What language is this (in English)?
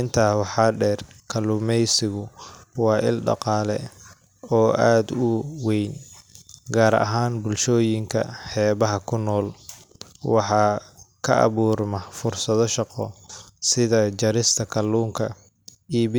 Somali